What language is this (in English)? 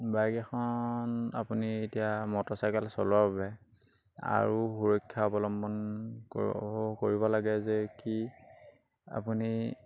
Assamese